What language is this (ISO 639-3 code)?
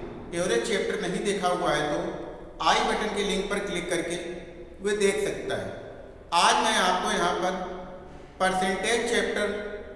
hin